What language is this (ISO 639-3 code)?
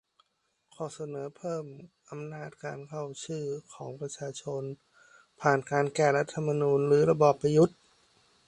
tha